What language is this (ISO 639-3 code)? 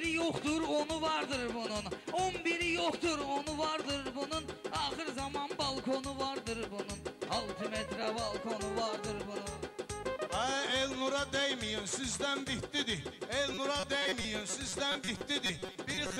tur